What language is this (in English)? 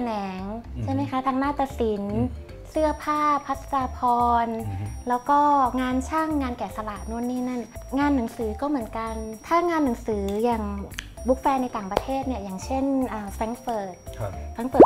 Thai